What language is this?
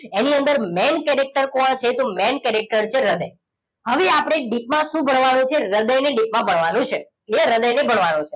Gujarati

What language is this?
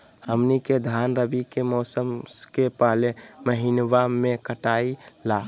Magahi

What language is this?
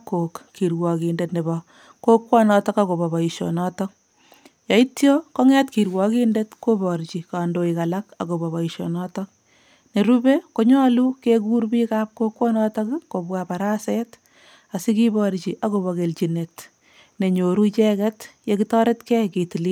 Kalenjin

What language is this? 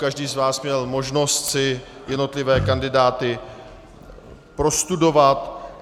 Czech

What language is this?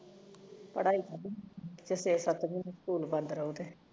Punjabi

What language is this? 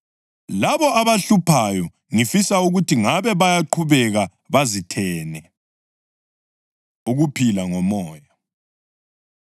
North Ndebele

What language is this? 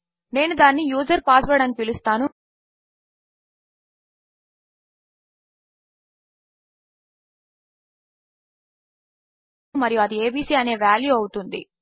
Telugu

